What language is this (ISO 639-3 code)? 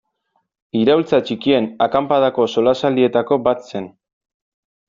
eus